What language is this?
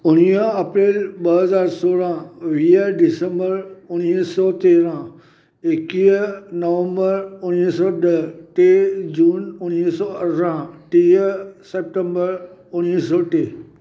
Sindhi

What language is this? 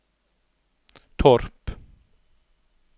Norwegian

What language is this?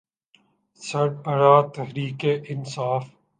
Urdu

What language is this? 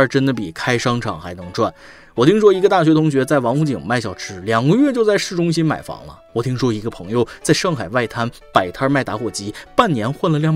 Chinese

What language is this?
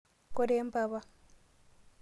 Masai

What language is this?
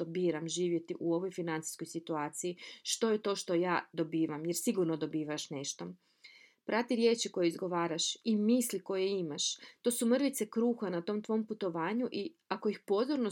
Croatian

